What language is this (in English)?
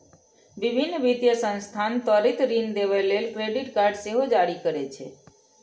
Maithili